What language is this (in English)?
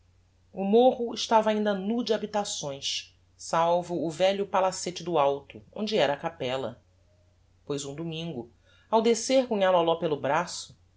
Portuguese